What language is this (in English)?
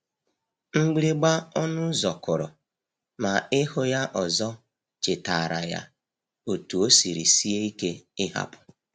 Igbo